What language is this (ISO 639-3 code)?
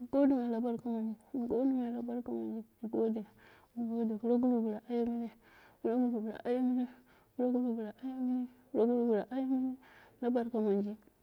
kna